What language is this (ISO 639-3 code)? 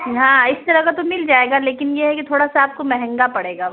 urd